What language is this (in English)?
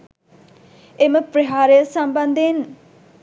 Sinhala